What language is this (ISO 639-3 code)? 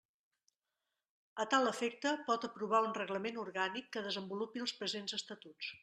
cat